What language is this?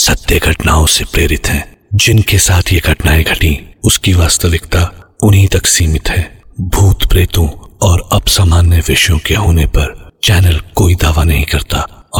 Hindi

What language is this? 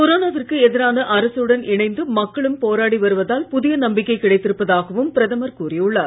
Tamil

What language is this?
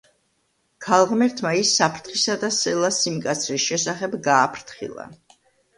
Georgian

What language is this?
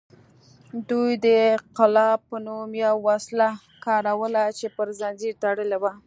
Pashto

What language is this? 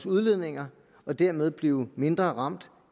Danish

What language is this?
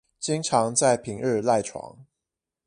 Chinese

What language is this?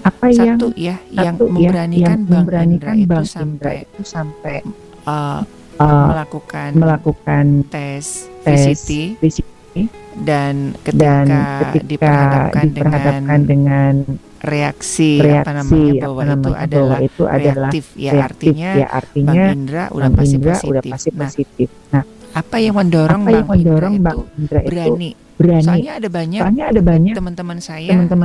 Indonesian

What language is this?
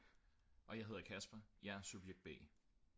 Danish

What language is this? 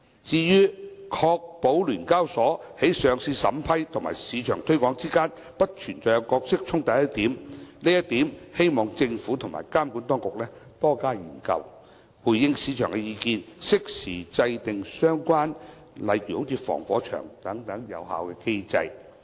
Cantonese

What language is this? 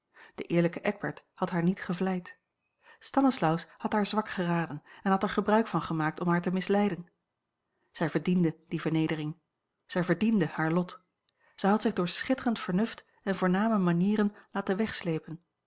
Dutch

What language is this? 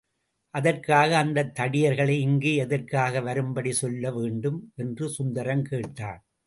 Tamil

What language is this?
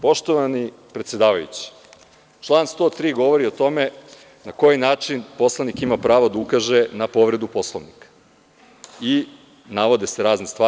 Serbian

